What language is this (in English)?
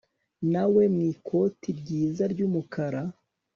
Kinyarwanda